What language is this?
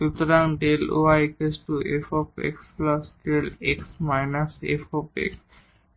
Bangla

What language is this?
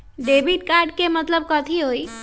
Magahi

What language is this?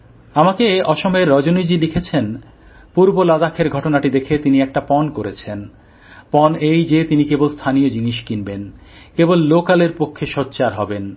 Bangla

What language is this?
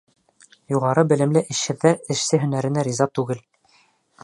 Bashkir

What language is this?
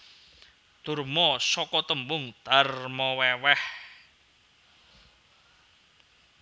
Javanese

